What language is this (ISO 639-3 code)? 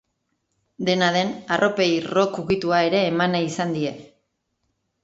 eus